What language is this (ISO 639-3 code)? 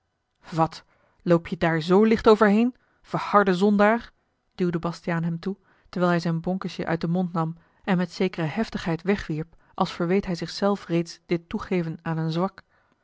nld